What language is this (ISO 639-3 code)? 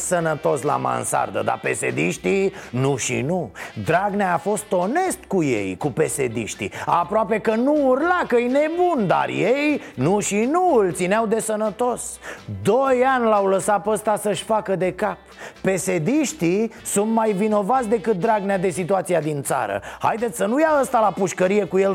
ron